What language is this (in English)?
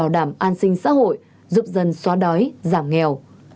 Vietnamese